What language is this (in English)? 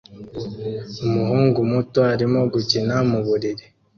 Kinyarwanda